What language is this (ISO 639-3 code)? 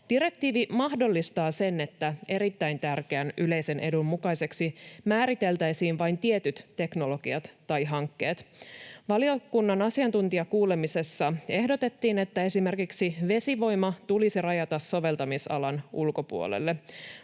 fin